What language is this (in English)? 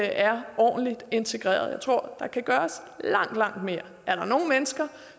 Danish